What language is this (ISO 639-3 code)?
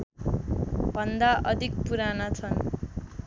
nep